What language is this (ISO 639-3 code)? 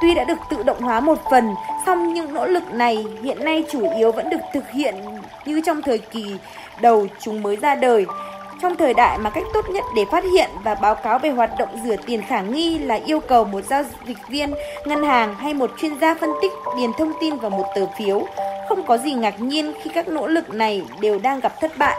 vie